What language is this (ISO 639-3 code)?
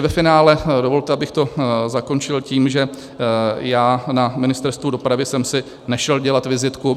ces